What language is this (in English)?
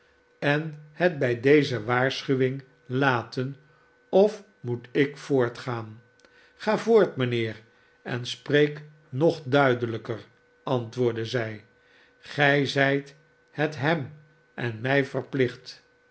Dutch